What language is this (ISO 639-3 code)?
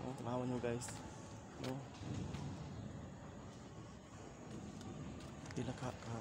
fil